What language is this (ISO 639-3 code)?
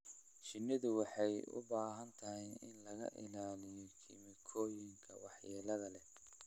som